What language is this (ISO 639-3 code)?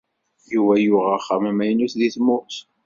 kab